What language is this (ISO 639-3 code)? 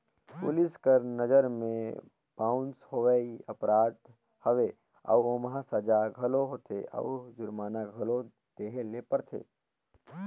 hne